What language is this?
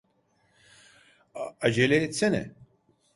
Turkish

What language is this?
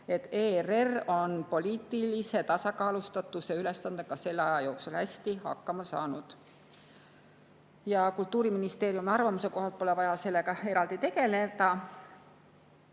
Estonian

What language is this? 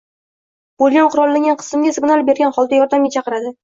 Uzbek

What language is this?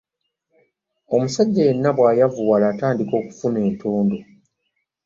Ganda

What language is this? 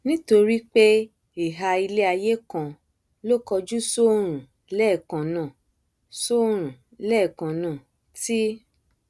Yoruba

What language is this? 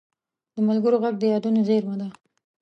Pashto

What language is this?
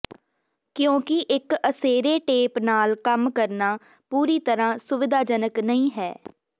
Punjabi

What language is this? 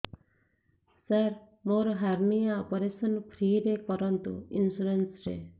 Odia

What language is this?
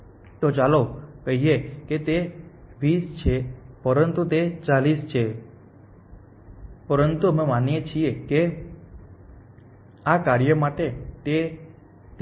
Gujarati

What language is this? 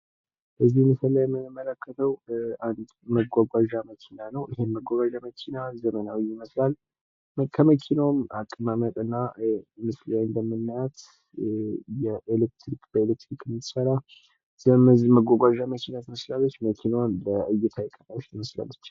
Amharic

